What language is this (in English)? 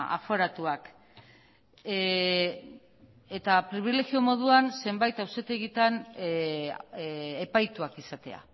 Basque